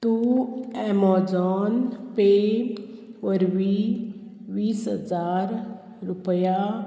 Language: Konkani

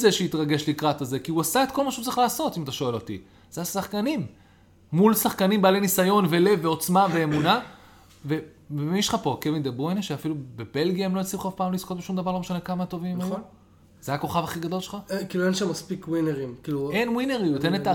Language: Hebrew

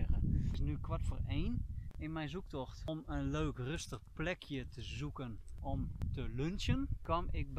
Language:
Dutch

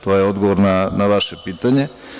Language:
Serbian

